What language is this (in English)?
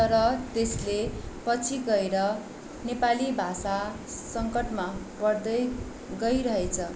Nepali